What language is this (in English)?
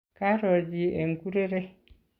Kalenjin